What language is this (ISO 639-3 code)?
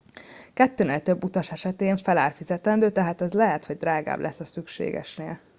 hun